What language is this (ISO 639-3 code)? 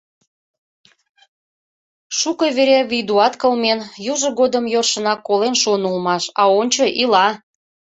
chm